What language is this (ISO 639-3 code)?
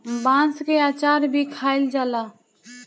bho